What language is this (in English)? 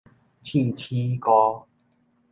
Min Nan Chinese